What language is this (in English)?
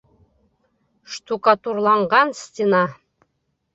Bashkir